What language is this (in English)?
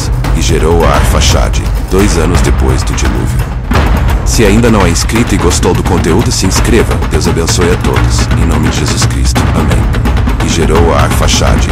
Portuguese